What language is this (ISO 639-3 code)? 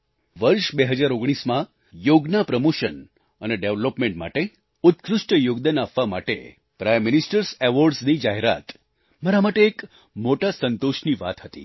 guj